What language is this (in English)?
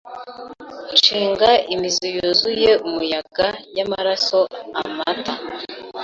Kinyarwanda